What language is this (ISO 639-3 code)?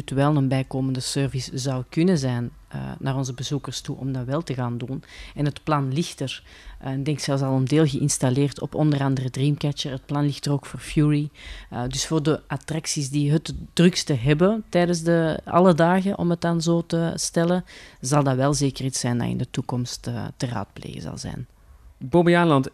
nld